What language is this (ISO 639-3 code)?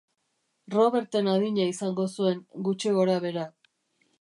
eus